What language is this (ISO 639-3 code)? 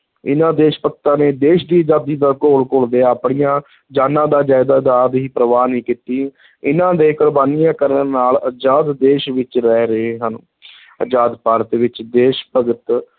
pan